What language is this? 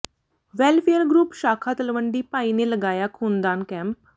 Punjabi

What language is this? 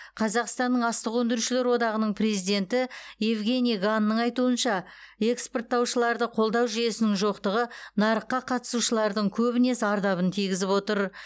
Kazakh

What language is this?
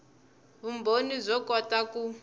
Tsonga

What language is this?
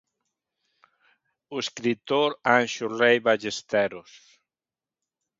Galician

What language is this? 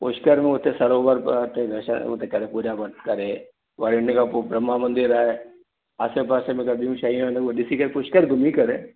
Sindhi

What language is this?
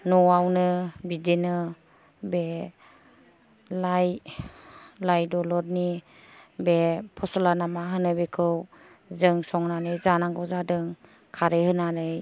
Bodo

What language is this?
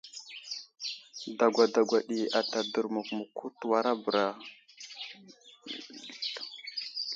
Wuzlam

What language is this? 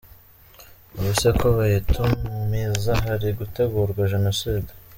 Kinyarwanda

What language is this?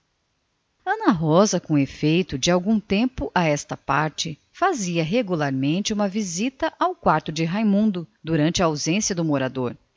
Portuguese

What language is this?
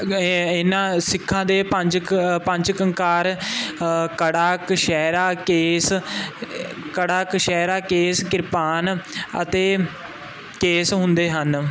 Punjabi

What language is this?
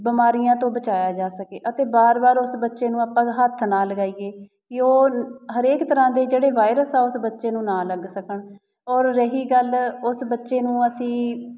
Punjabi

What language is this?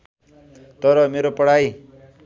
Nepali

